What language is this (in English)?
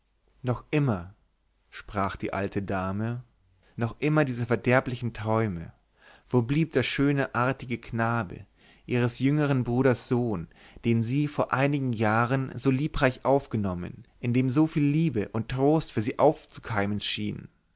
German